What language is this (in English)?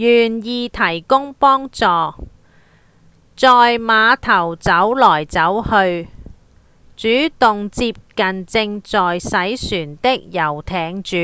Cantonese